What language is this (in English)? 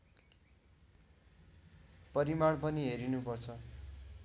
Nepali